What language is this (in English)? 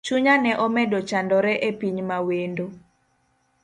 Luo (Kenya and Tanzania)